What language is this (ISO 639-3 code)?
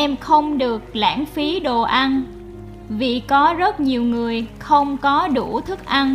vie